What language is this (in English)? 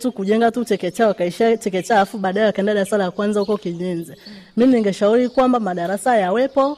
Swahili